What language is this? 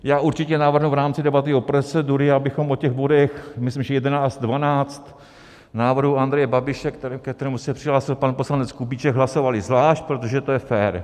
Czech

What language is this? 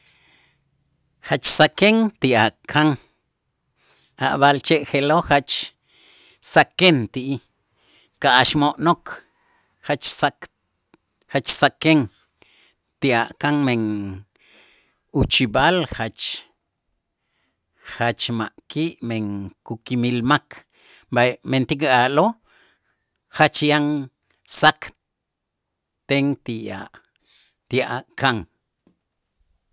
Itzá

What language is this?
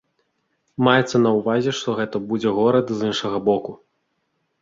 Belarusian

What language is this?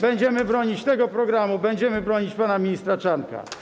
Polish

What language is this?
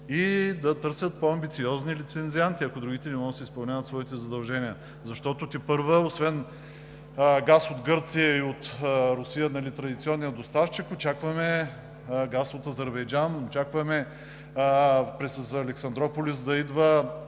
Bulgarian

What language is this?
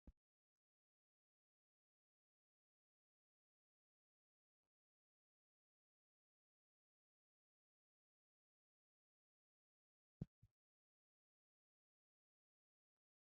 Wolaytta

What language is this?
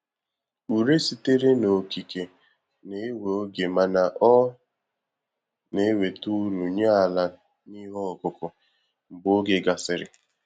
Igbo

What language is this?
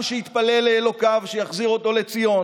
Hebrew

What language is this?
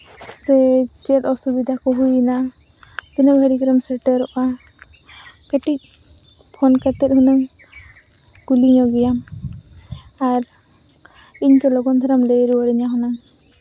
Santali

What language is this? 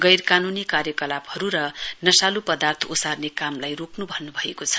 Nepali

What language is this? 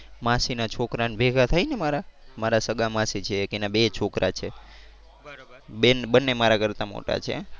Gujarati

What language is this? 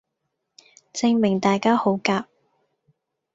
Cantonese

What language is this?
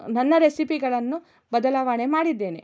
Kannada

